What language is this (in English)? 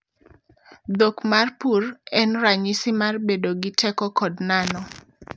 Luo (Kenya and Tanzania)